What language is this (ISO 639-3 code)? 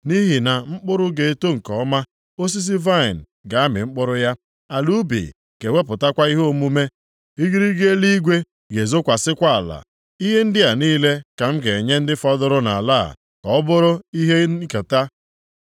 ibo